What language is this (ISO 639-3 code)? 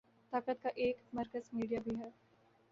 urd